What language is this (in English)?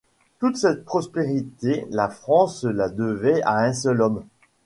French